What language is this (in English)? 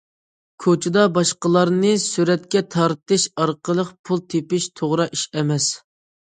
Uyghur